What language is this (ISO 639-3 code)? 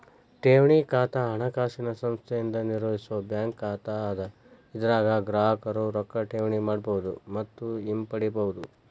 kan